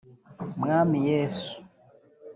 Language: Kinyarwanda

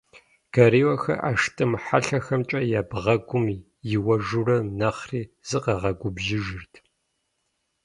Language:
Kabardian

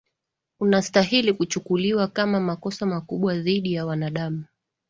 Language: Swahili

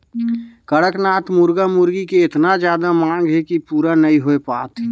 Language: Chhattisgarhi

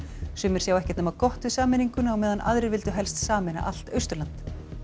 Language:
Icelandic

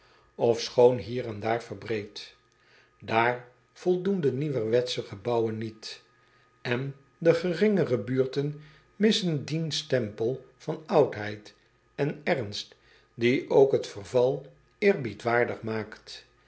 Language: Dutch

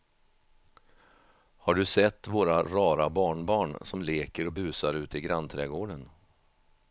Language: Swedish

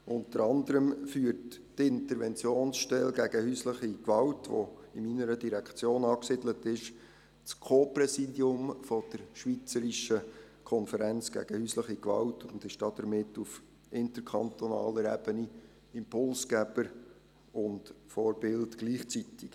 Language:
Swiss German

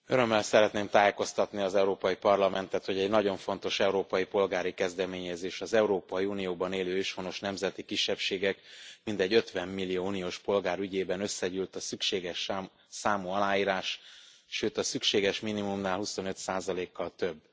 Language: Hungarian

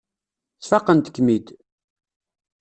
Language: Kabyle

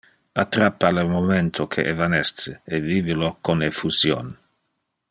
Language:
Interlingua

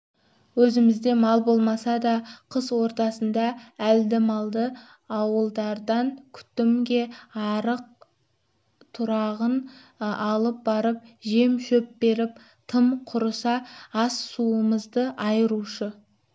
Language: Kazakh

